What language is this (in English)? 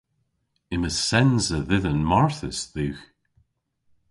Cornish